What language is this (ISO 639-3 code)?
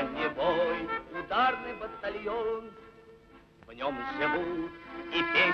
heb